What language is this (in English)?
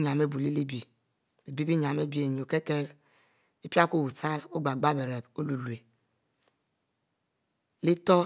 Mbe